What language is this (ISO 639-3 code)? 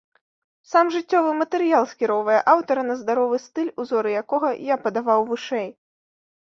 bel